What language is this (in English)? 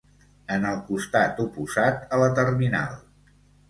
Catalan